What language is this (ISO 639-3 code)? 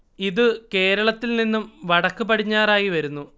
mal